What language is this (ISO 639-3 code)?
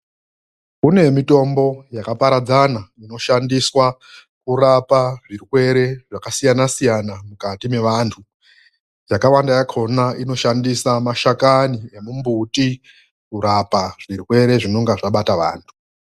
ndc